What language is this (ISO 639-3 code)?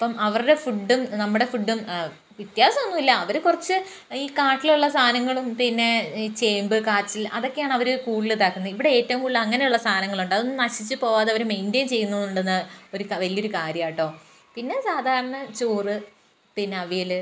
mal